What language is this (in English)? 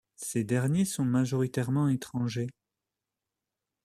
French